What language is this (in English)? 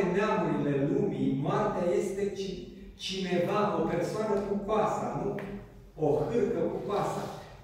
Romanian